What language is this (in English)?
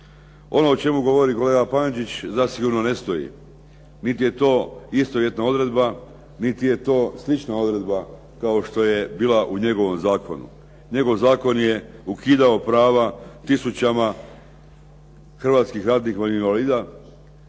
Croatian